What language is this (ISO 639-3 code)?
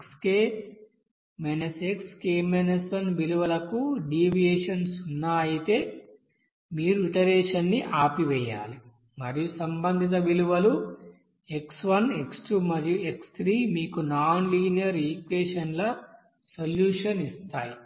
tel